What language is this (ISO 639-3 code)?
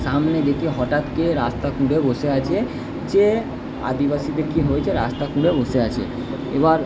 ben